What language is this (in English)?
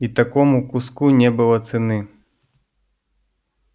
Russian